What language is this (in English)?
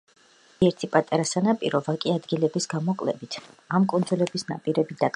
Georgian